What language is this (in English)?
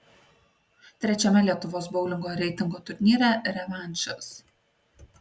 Lithuanian